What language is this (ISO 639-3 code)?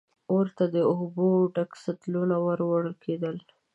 pus